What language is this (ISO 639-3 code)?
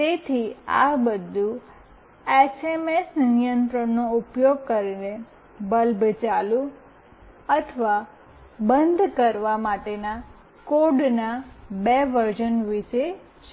guj